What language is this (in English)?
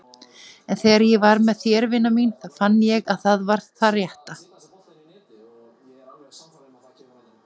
Icelandic